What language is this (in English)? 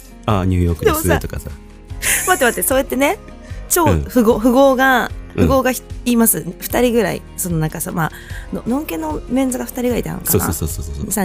Japanese